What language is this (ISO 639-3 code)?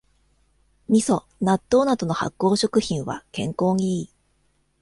jpn